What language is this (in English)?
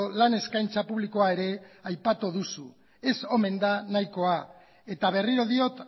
Basque